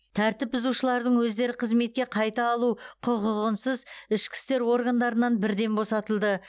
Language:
Kazakh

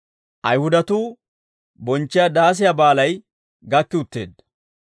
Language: Dawro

